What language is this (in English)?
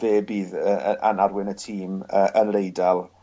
Welsh